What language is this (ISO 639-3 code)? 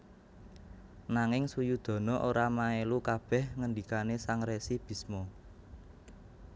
jav